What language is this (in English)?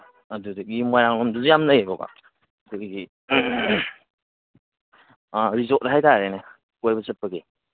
Manipuri